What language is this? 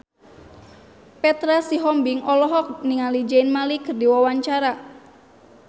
Sundanese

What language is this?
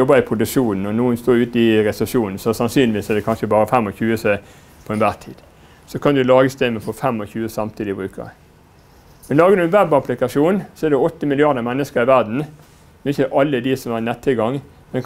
Norwegian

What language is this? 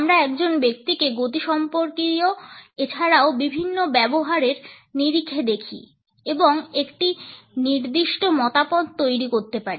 Bangla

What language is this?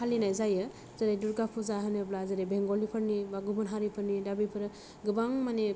Bodo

